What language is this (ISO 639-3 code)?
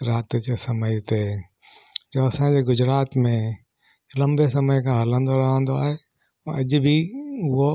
snd